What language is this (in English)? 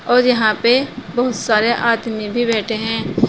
Hindi